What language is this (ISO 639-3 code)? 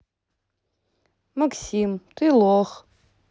rus